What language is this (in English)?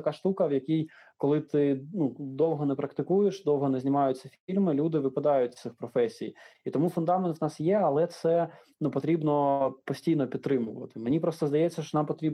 Ukrainian